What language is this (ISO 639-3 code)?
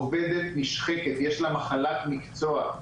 heb